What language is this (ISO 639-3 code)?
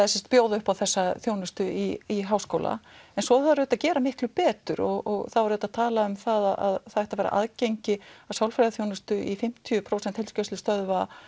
isl